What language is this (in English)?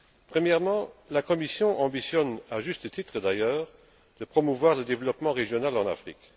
French